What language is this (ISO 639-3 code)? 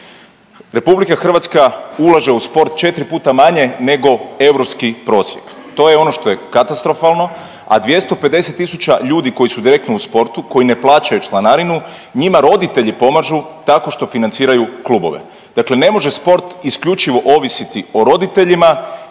hrv